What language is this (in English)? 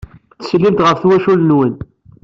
Kabyle